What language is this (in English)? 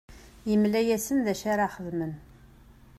Kabyle